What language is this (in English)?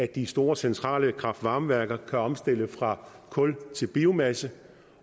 Danish